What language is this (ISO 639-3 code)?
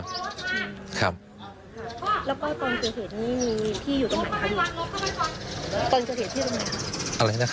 tha